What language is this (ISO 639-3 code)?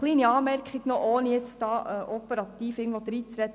gsw